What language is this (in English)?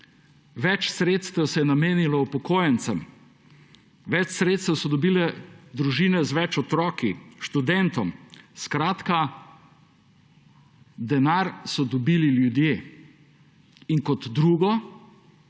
Slovenian